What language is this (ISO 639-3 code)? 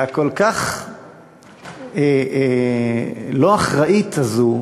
heb